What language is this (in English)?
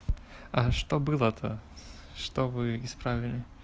Russian